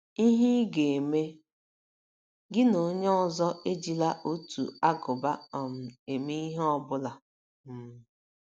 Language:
Igbo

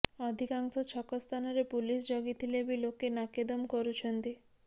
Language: Odia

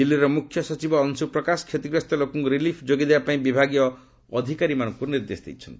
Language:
Odia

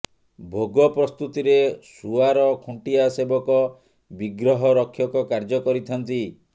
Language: Odia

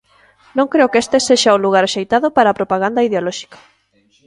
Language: Galician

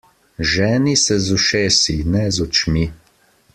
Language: Slovenian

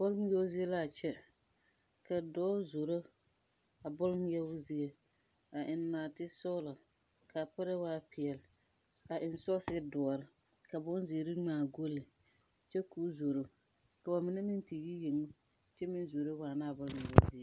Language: Southern Dagaare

